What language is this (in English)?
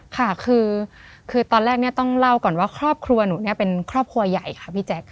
Thai